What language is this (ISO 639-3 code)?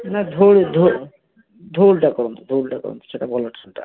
ori